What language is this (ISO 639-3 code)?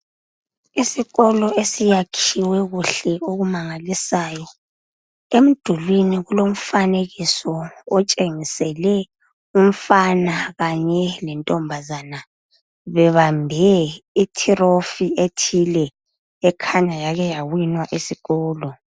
nde